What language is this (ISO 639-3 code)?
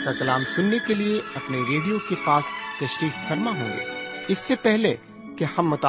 urd